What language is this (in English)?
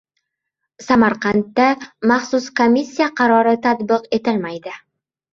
Uzbek